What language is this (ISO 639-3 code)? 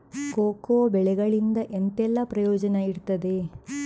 kan